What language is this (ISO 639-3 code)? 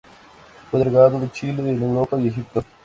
spa